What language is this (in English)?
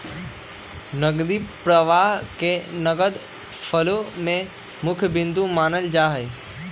Magahi